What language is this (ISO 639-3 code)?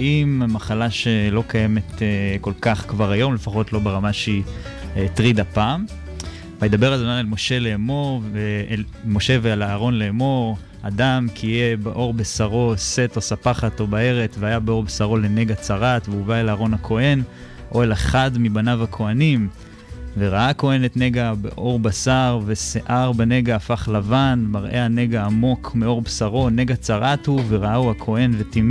heb